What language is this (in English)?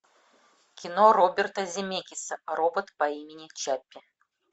Russian